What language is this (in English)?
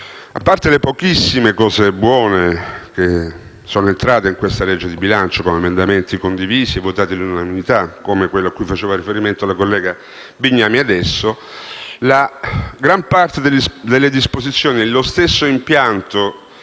Italian